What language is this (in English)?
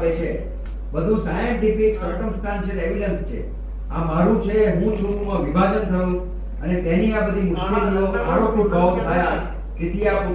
Gujarati